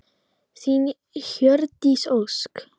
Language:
Icelandic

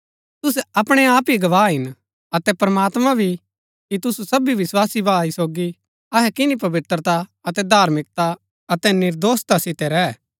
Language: Gaddi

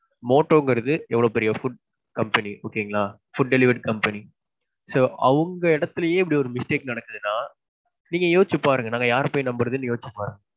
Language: Tamil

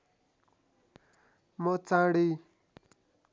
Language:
Nepali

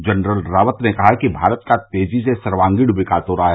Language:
Hindi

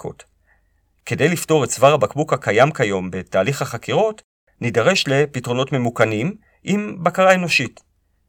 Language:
Hebrew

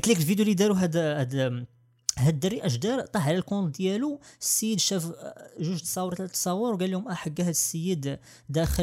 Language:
Arabic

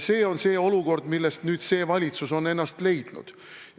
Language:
Estonian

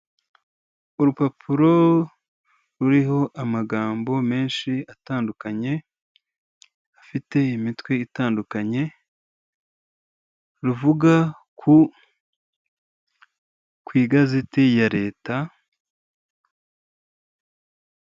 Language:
Kinyarwanda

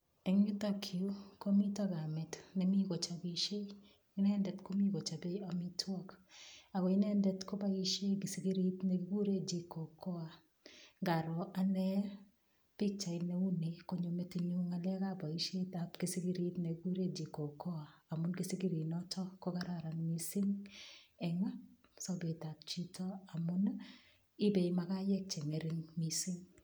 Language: Kalenjin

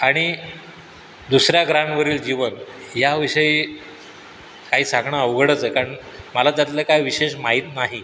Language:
Marathi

